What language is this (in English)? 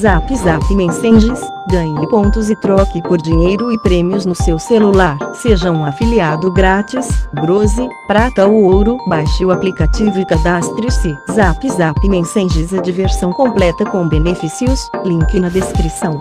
Portuguese